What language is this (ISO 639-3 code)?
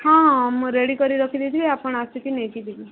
ori